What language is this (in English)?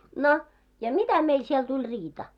Finnish